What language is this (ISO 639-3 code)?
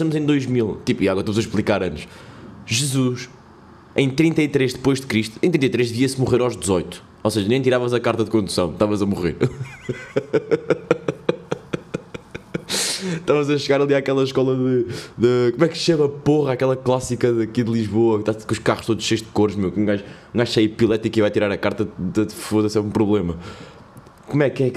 por